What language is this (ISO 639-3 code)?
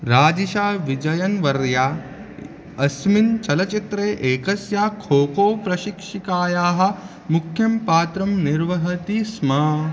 san